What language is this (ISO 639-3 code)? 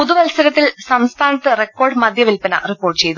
mal